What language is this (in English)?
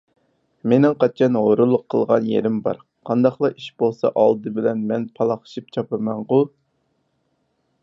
Uyghur